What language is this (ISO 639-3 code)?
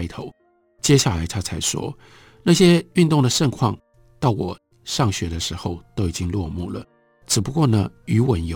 zho